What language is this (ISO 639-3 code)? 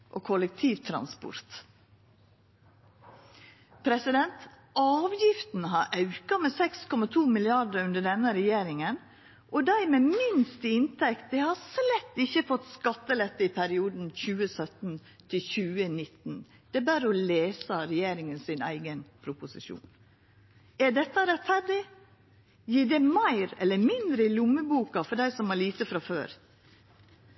nno